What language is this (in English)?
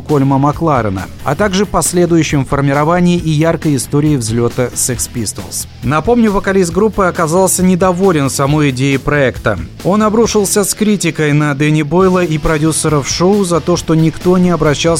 Russian